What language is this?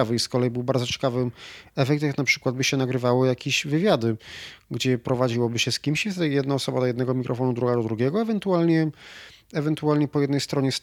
Polish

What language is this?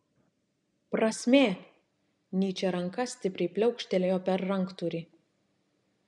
Lithuanian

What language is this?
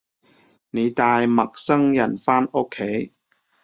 Cantonese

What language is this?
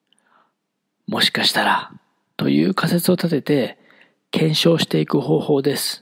Japanese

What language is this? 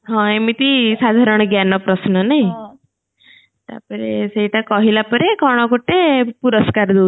Odia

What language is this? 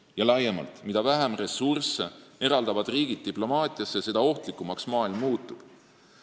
Estonian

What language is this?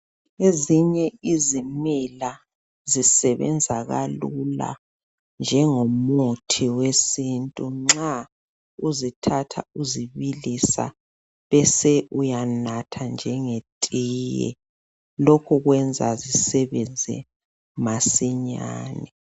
North Ndebele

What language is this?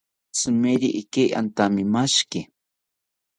South Ucayali Ashéninka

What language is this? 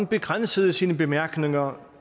Danish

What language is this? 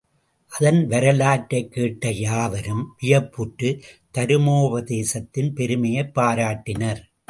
Tamil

